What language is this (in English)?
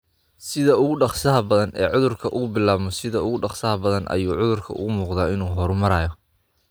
Somali